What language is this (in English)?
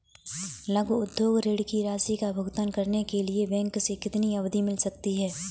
Hindi